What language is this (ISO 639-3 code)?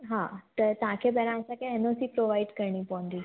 snd